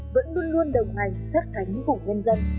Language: Vietnamese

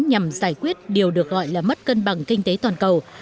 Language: Vietnamese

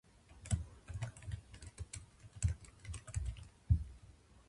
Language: Japanese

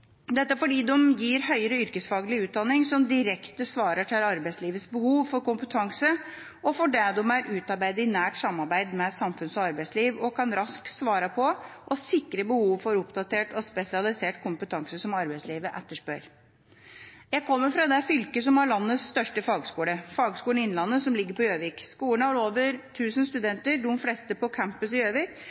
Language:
Norwegian Bokmål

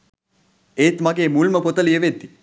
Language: Sinhala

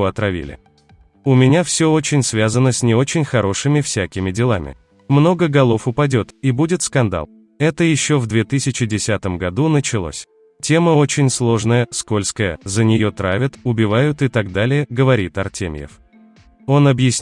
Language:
Russian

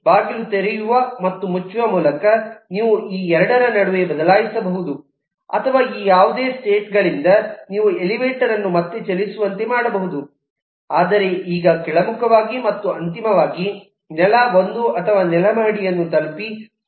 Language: Kannada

